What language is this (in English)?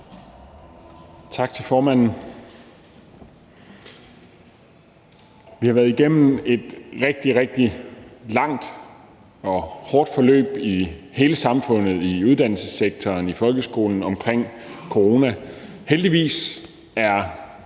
Danish